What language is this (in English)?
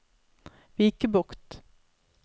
Norwegian